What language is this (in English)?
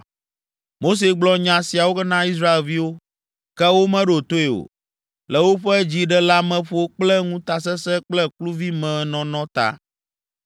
Ewe